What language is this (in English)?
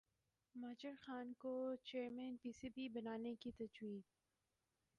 Urdu